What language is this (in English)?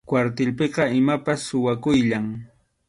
Arequipa-La Unión Quechua